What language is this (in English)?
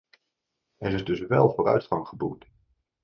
Dutch